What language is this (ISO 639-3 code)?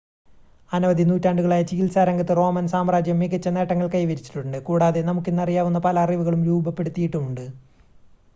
mal